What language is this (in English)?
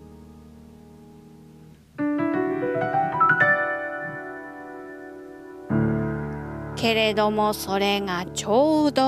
Japanese